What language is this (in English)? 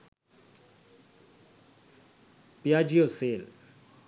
Sinhala